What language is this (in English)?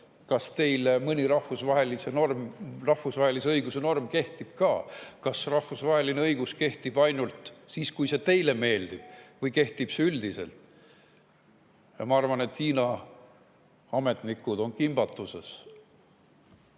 Estonian